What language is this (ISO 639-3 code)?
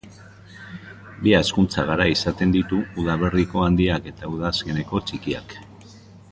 eus